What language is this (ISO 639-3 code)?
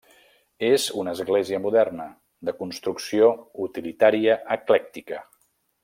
cat